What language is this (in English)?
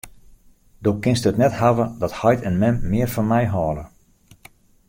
Western Frisian